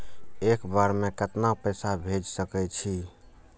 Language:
Maithili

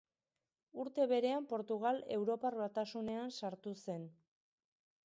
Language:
Basque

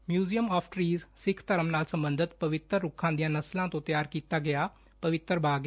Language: Punjabi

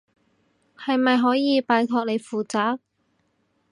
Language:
Cantonese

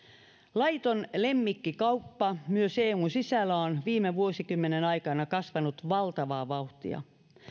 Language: Finnish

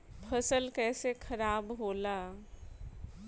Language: Bhojpuri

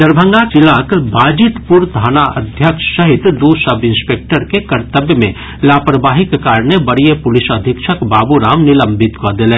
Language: Maithili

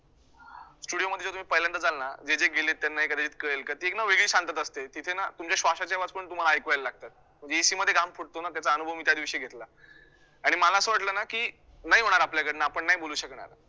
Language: Marathi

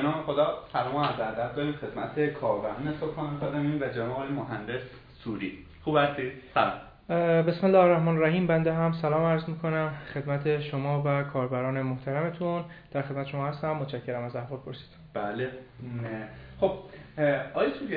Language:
Persian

